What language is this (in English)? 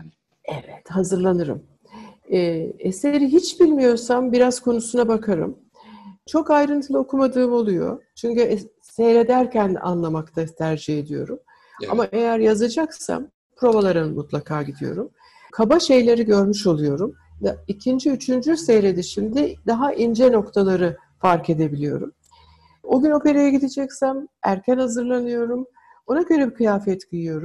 Turkish